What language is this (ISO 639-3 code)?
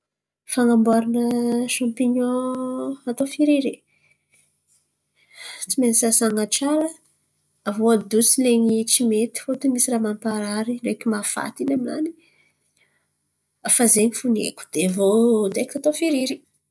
xmv